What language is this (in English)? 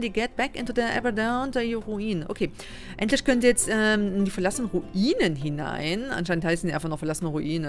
German